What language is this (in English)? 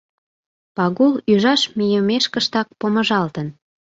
Mari